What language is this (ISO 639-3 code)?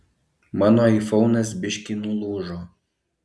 lit